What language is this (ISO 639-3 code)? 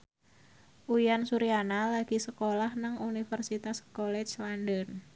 jav